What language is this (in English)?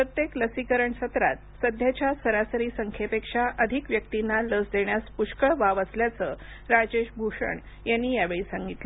Marathi